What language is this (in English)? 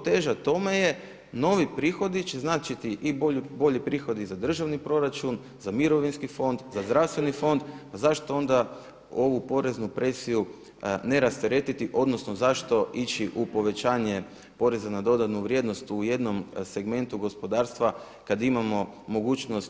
Croatian